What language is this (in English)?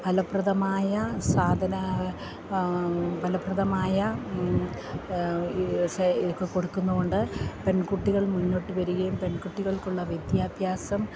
Malayalam